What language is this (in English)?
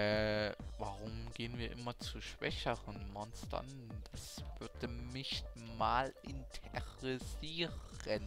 German